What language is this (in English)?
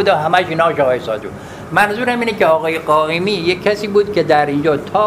Persian